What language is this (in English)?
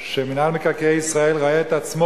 Hebrew